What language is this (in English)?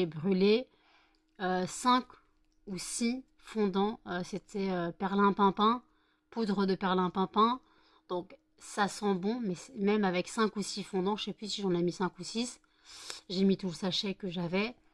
French